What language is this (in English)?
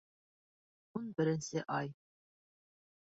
Bashkir